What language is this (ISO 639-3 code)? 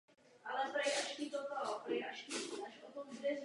ces